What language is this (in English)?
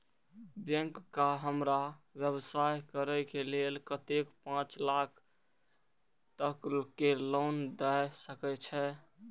Maithili